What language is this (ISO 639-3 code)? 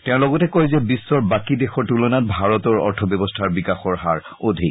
asm